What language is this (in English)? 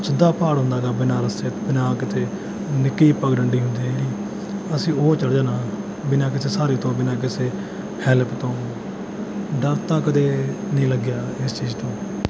Punjabi